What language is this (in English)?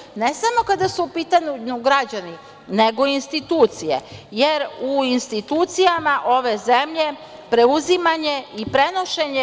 Serbian